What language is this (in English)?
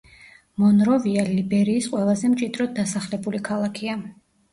Georgian